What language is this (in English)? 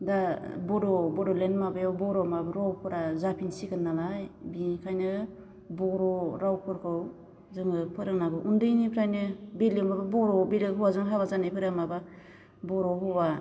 Bodo